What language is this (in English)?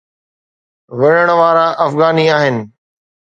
Sindhi